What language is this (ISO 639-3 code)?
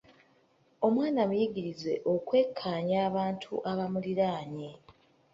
lug